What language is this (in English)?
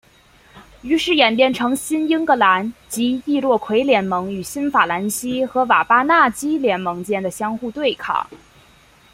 Chinese